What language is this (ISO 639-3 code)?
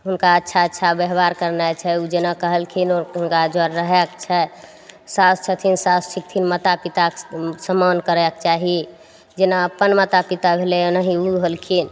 mai